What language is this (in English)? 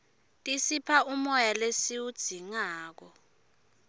Swati